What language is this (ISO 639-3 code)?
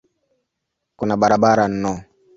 swa